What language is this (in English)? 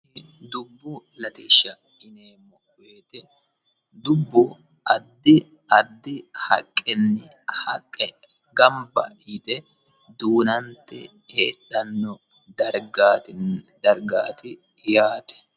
Sidamo